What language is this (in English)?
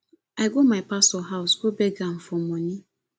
Nigerian Pidgin